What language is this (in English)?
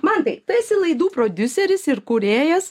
Lithuanian